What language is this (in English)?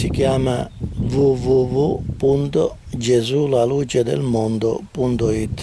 Italian